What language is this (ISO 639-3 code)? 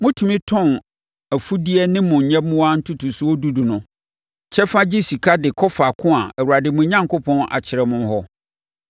aka